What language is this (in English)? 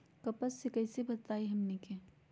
Magahi